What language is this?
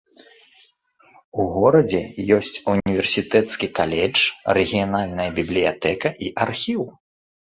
Belarusian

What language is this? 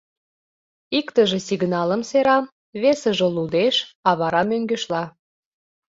Mari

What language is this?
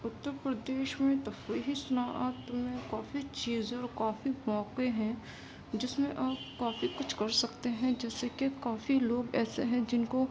Urdu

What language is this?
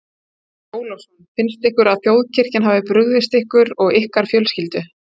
Icelandic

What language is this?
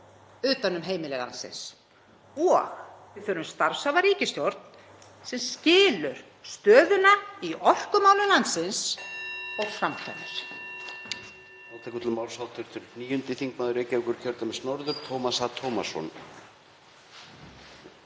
Icelandic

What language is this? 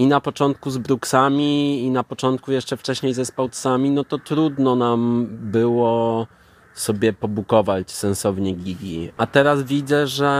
Polish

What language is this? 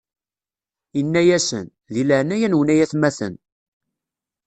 Kabyle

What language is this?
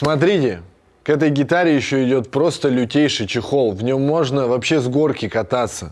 Russian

